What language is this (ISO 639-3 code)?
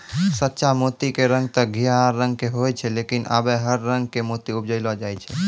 mai